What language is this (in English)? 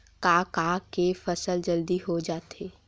Chhattisgarhi